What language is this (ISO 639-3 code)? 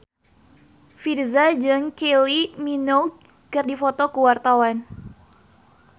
sun